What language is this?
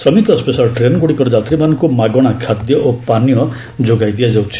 Odia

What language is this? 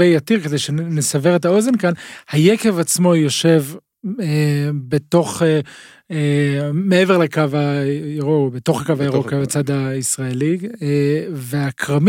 Hebrew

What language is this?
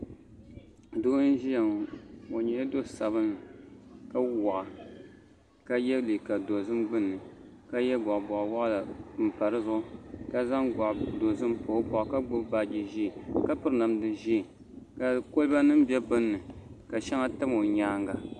Dagbani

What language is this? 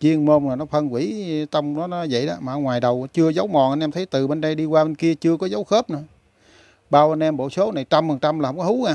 Vietnamese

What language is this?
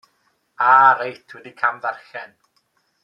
Welsh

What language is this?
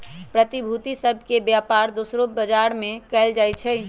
Magahi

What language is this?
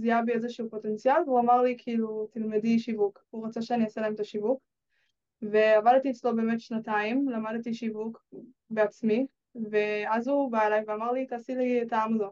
Hebrew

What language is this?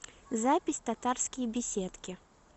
Russian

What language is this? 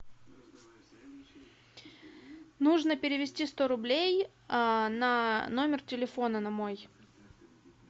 Russian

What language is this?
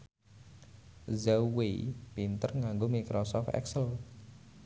Javanese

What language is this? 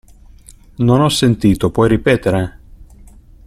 Italian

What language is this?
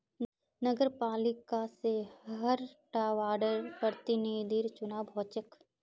Magahi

